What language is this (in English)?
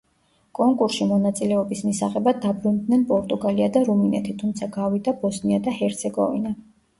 Georgian